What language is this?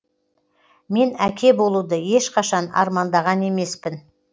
Kazakh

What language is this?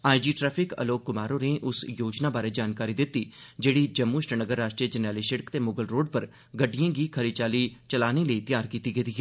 Dogri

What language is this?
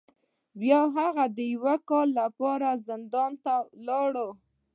Pashto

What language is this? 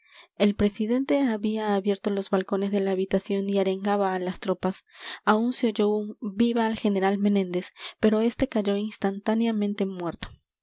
Spanish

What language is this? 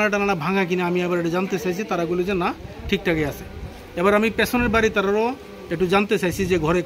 Bangla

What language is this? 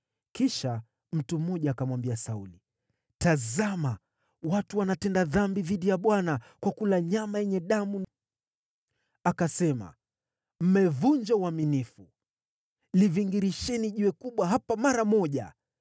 Swahili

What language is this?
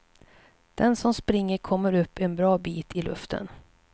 Swedish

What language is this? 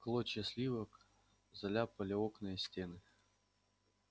Russian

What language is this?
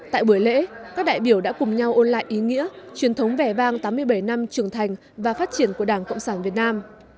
Vietnamese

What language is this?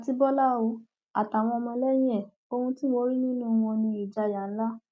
Yoruba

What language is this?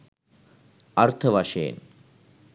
Sinhala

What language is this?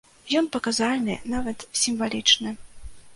Belarusian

